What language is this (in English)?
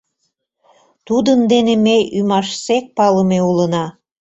Mari